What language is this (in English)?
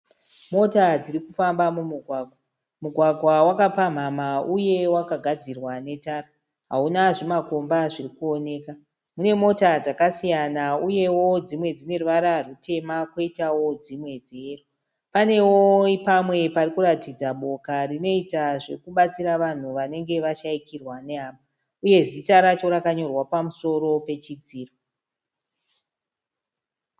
Shona